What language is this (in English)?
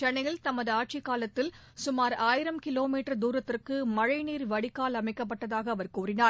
Tamil